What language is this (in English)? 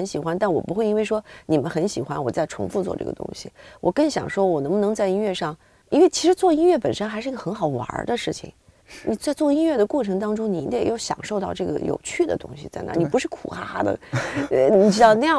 Chinese